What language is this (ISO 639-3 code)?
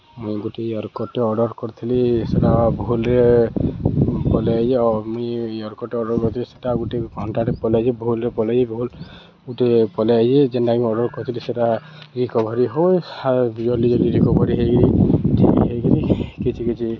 ori